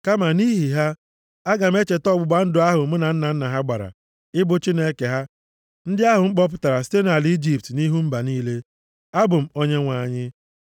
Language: Igbo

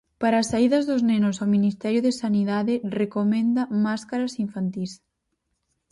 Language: Galician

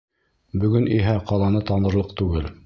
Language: Bashkir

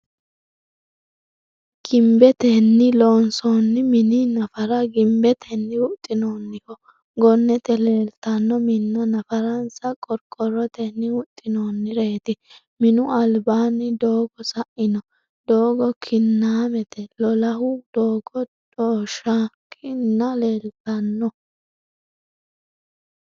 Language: Sidamo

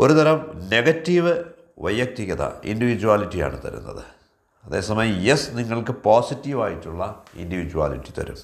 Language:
Malayalam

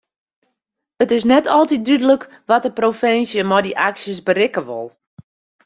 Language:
Western Frisian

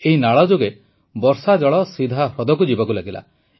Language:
Odia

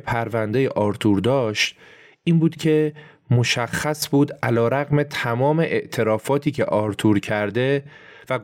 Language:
Persian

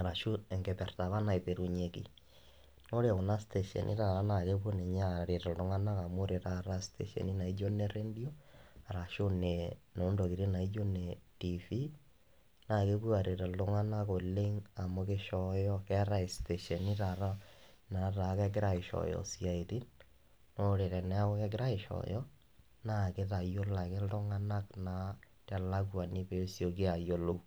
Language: Masai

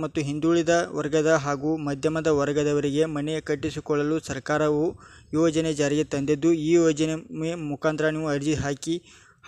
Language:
Kannada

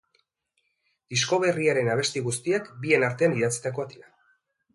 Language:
Basque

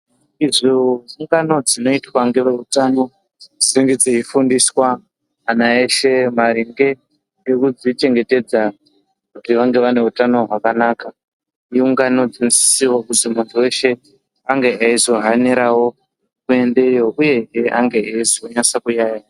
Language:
Ndau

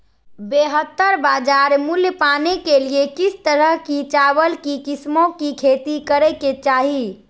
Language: Magahi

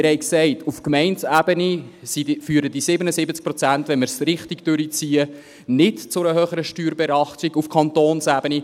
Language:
Swiss German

